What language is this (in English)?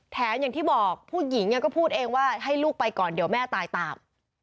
Thai